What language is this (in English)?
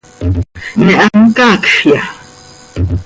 Seri